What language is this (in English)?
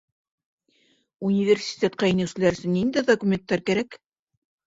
Bashkir